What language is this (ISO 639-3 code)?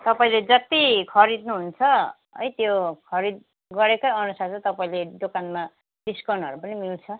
nep